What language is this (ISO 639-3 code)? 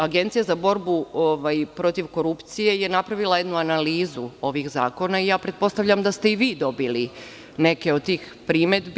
srp